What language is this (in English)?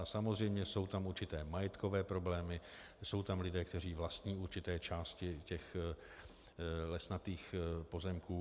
Czech